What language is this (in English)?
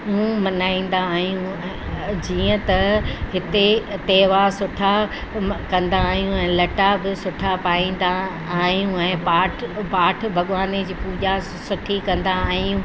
Sindhi